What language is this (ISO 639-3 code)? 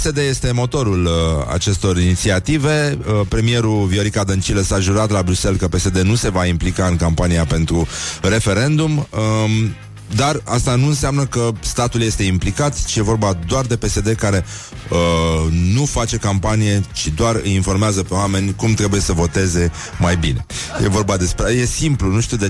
ron